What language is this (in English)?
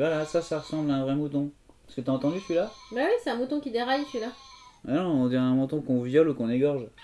French